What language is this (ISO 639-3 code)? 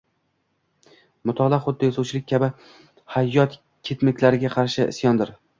uzb